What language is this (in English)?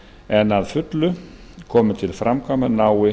Icelandic